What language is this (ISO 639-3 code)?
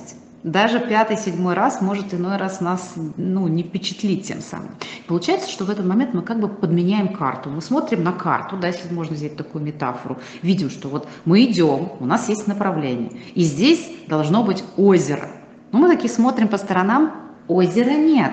rus